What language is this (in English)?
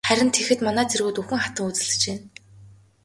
Mongolian